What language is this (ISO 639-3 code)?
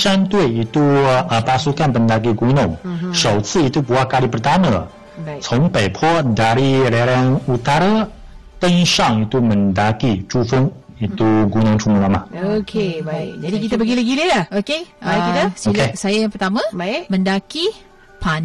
msa